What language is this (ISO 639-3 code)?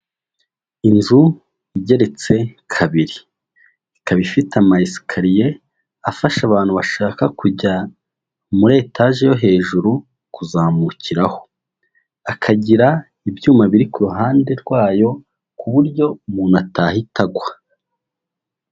kin